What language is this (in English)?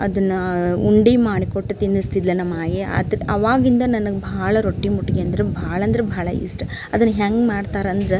Kannada